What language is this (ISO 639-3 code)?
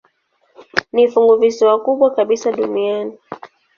swa